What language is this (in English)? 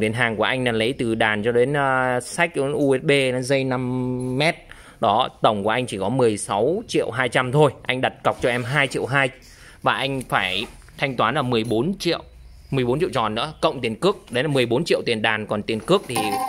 Vietnamese